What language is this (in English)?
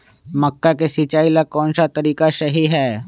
Magahi